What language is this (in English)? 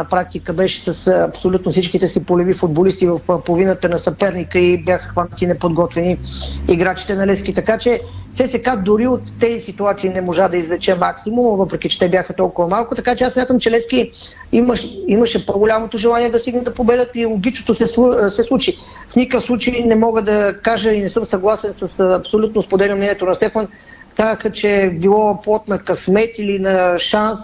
Bulgarian